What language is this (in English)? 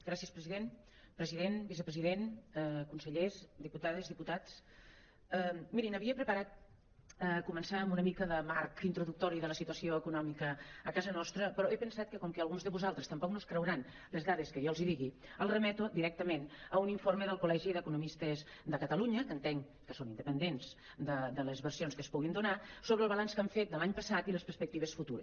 Catalan